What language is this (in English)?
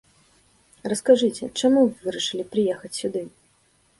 Belarusian